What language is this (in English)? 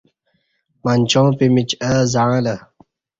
Kati